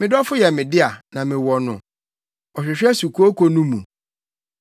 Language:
Akan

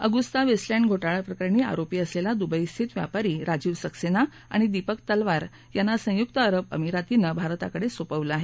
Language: Marathi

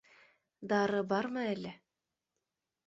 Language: Bashkir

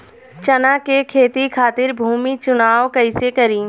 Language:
Bhojpuri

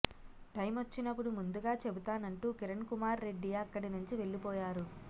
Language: Telugu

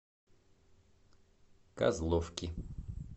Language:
Russian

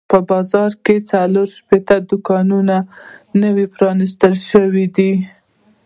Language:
Pashto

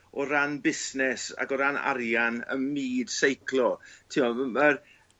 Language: Welsh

